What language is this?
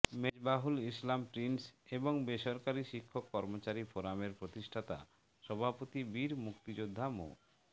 Bangla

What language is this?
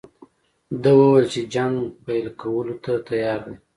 Pashto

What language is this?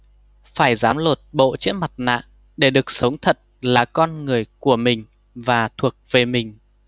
Vietnamese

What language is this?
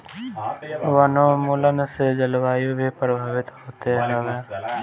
Bhojpuri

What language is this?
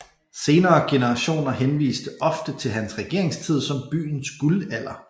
Danish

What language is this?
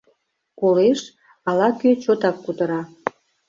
Mari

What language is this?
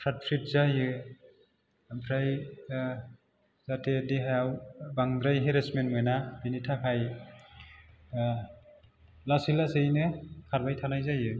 Bodo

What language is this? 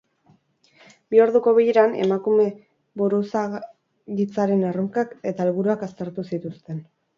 Basque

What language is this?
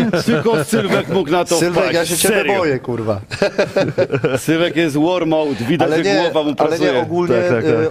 Polish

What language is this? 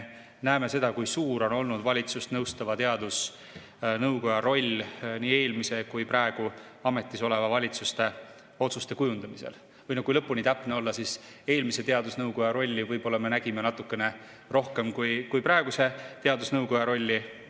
Estonian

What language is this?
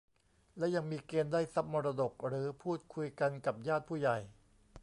Thai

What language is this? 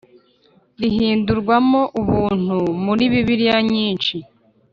Kinyarwanda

